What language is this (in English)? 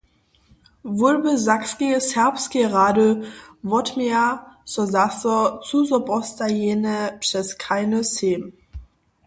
Upper Sorbian